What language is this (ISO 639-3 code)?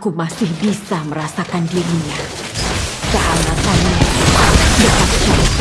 ind